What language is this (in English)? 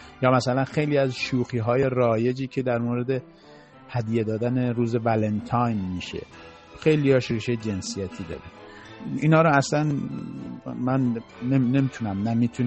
Persian